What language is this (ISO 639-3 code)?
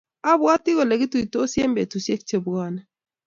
kln